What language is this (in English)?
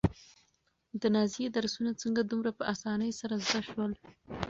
Pashto